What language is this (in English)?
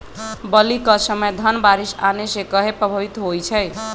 Magahi